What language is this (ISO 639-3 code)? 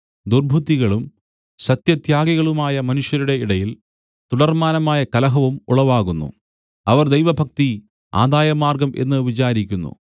mal